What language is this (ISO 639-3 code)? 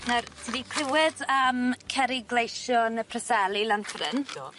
cym